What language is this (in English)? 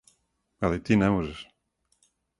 Serbian